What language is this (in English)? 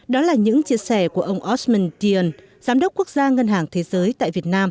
Vietnamese